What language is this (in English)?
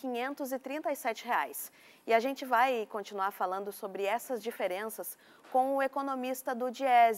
Portuguese